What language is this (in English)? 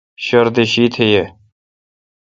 Kalkoti